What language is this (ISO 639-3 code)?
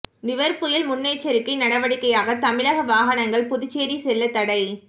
tam